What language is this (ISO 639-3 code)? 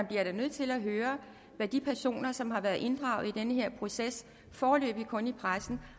dan